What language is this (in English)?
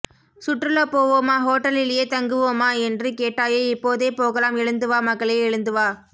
Tamil